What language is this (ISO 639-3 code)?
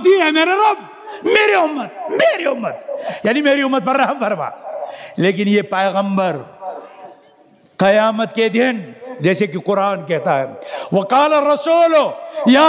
ara